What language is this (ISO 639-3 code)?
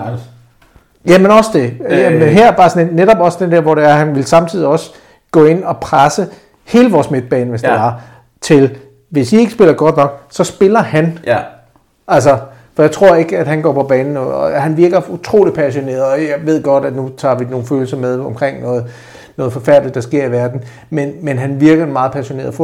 dan